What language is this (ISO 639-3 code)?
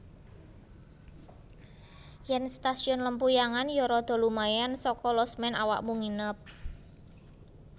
jav